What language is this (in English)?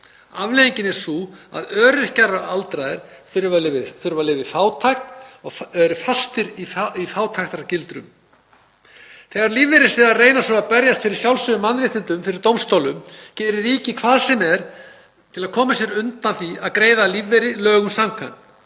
Icelandic